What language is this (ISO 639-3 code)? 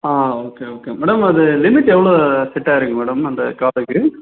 tam